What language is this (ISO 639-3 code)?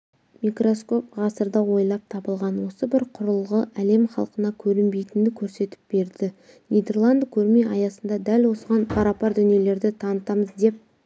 kaz